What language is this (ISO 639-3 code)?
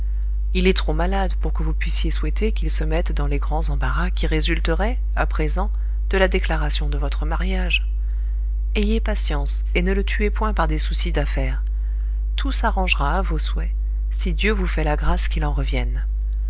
fra